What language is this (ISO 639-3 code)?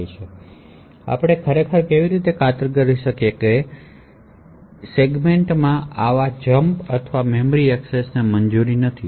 guj